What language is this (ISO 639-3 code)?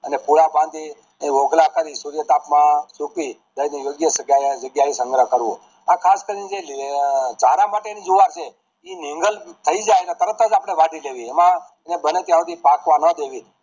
guj